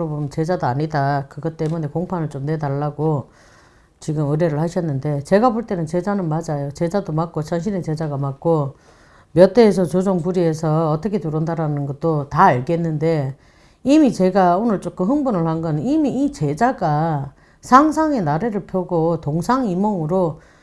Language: Korean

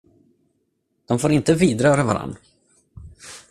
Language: Swedish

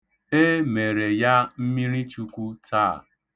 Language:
Igbo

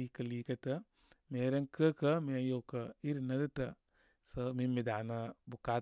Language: Koma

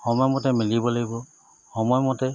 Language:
Assamese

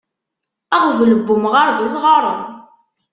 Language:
Kabyle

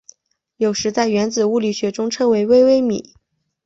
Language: Chinese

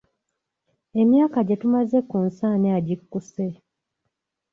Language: Ganda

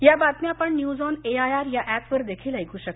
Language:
Marathi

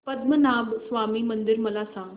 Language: Marathi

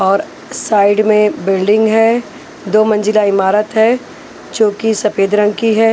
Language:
Hindi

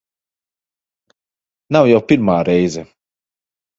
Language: Latvian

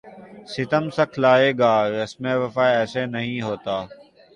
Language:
Urdu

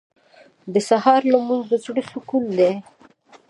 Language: Pashto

